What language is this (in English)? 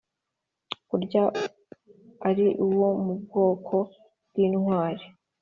Kinyarwanda